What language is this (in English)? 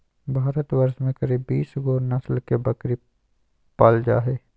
Magahi